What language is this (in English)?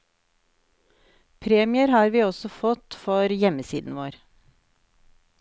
Norwegian